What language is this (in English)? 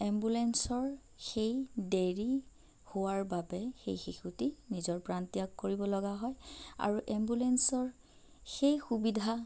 Assamese